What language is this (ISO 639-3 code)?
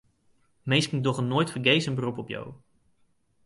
fry